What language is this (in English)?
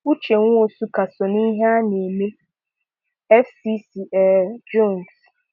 Igbo